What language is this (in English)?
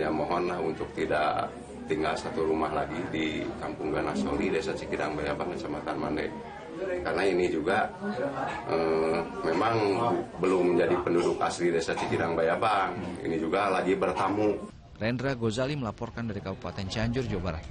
Indonesian